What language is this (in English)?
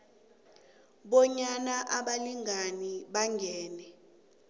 South Ndebele